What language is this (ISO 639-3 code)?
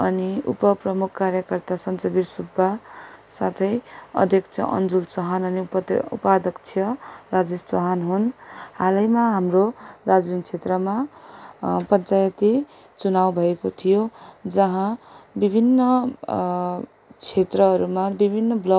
nep